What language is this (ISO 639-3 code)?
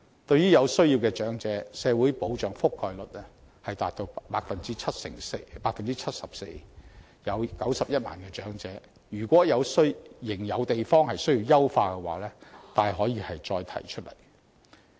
yue